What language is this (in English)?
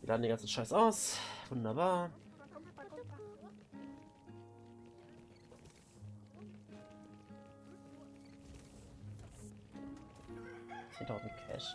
German